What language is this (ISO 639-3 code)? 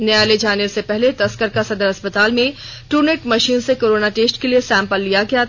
hin